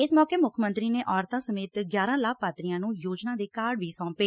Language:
Punjabi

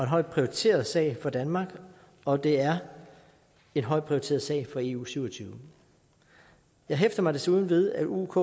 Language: Danish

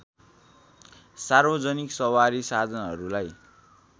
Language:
Nepali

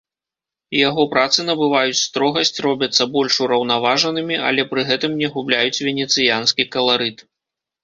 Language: Belarusian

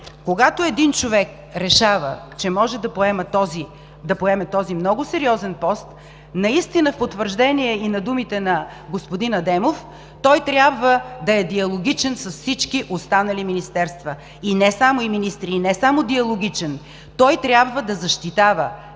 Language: Bulgarian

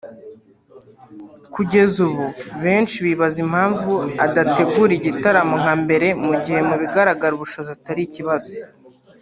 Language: Kinyarwanda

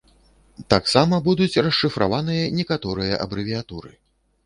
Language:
Belarusian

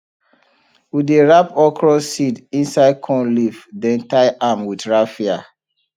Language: Nigerian Pidgin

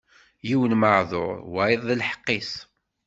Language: Kabyle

